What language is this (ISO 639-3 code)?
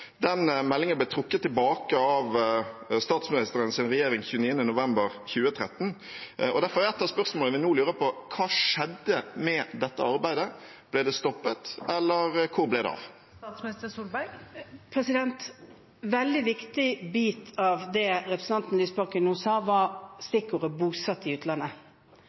nob